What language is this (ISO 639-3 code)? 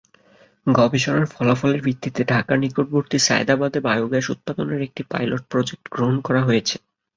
ben